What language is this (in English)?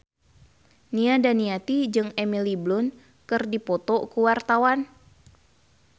Sundanese